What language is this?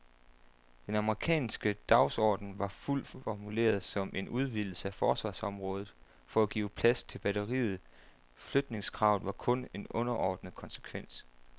Danish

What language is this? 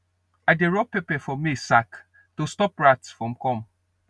Nigerian Pidgin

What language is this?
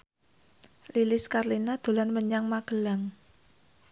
Javanese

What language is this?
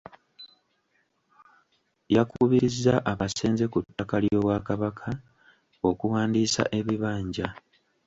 Ganda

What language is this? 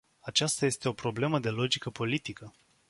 Romanian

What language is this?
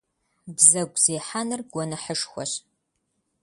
Kabardian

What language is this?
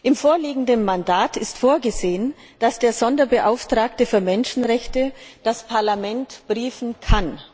German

